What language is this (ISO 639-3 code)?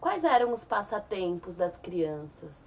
por